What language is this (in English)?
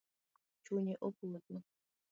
Luo (Kenya and Tanzania)